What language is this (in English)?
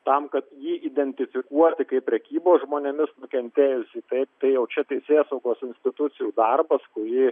Lithuanian